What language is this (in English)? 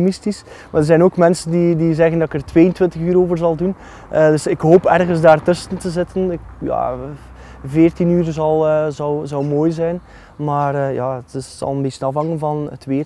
Dutch